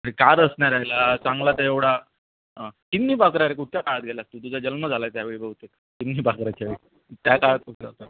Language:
Marathi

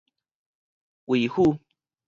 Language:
Min Nan Chinese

